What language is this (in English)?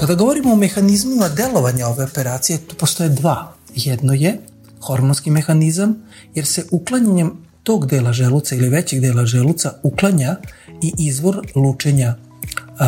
Croatian